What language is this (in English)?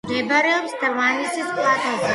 Georgian